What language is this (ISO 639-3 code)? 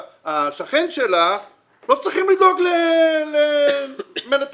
heb